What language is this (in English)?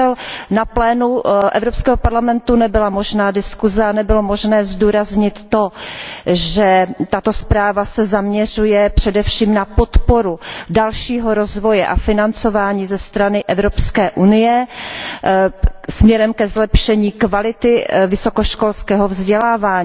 Czech